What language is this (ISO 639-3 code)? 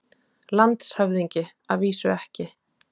isl